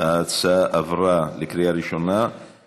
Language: Hebrew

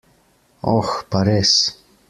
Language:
Slovenian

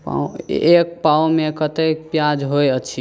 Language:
Maithili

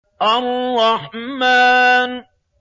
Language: Arabic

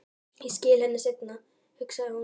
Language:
Icelandic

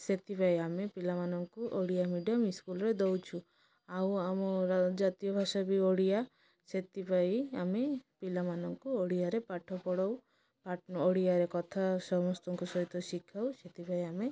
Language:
Odia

